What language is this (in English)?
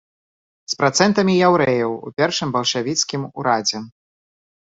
Belarusian